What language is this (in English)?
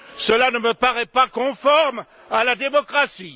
French